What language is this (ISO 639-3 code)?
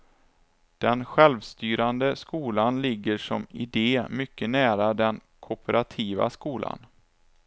swe